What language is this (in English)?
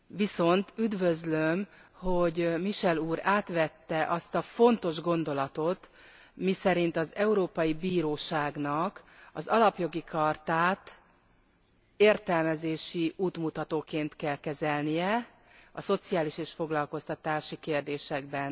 Hungarian